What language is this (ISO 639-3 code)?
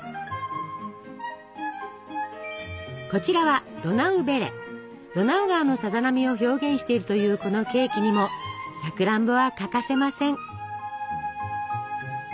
jpn